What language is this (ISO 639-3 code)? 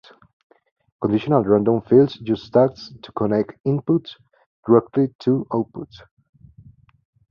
eng